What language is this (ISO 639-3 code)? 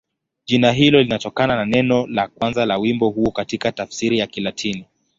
swa